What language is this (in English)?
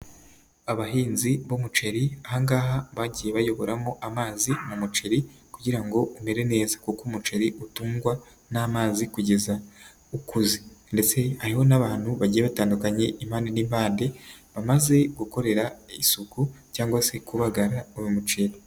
Kinyarwanda